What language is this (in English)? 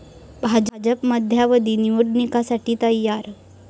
Marathi